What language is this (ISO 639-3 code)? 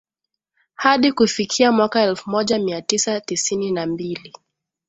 swa